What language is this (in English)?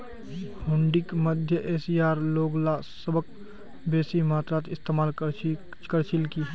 Magahi